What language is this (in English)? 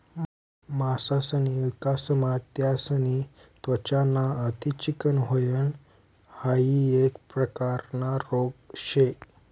Marathi